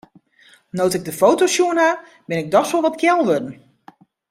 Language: Western Frisian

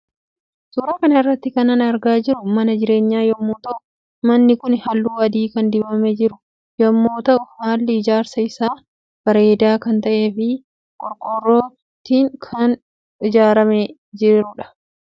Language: Oromo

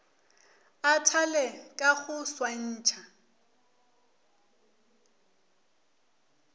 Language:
Northern Sotho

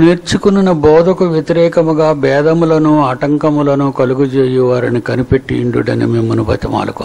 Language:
Hindi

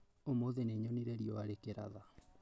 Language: Kikuyu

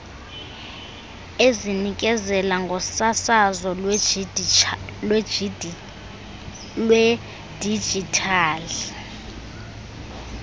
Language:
Xhosa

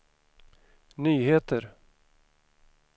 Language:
Swedish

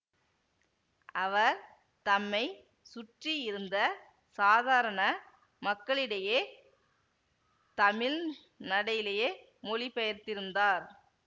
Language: Tamil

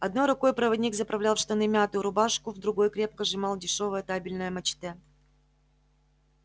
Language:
Russian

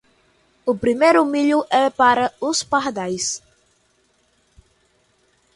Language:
Portuguese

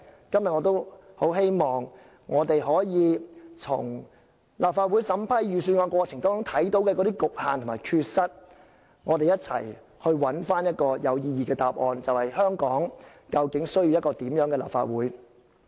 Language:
Cantonese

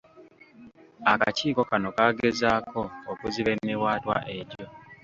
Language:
Ganda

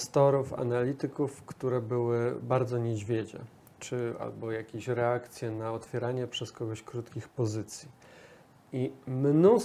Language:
Polish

